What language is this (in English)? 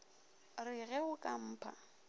Northern Sotho